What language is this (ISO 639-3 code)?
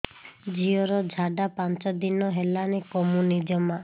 ori